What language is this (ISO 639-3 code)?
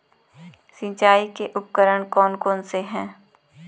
hin